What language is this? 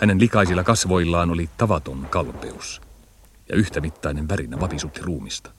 Finnish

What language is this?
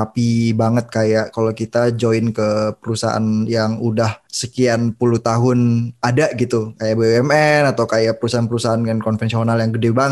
Indonesian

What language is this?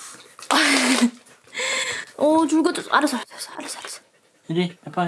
Korean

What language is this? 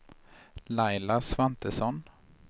Swedish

